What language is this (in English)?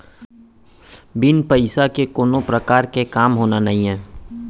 Chhattisgarhi